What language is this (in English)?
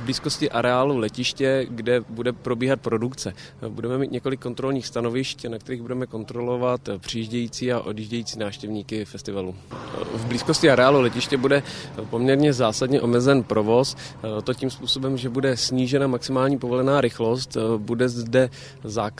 Czech